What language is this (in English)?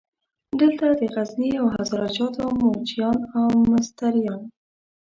Pashto